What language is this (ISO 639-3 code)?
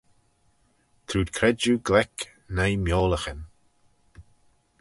glv